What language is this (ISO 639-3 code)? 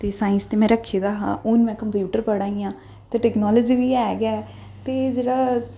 doi